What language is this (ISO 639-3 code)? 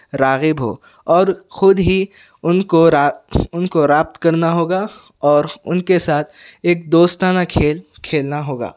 urd